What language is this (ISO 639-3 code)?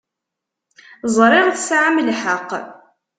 kab